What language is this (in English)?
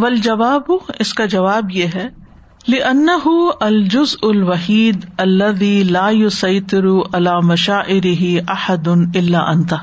Urdu